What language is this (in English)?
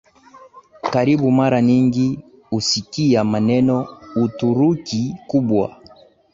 Swahili